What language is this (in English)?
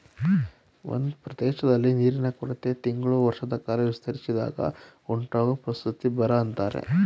Kannada